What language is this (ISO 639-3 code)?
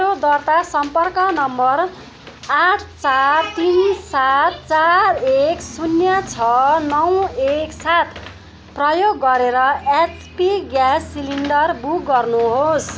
nep